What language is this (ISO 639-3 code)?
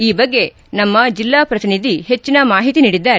kan